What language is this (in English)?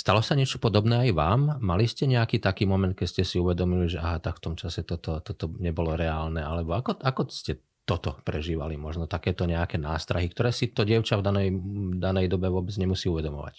Slovak